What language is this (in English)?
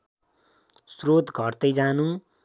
Nepali